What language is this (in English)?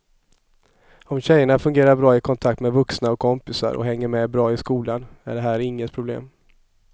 Swedish